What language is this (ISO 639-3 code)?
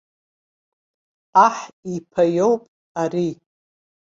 abk